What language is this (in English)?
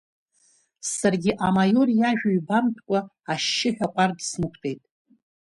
Abkhazian